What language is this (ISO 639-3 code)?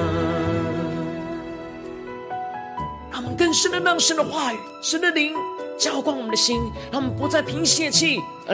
zho